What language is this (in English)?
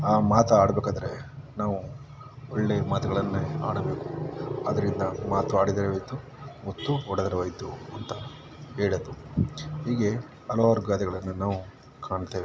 Kannada